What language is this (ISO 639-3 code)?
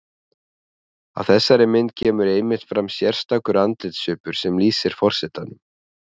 isl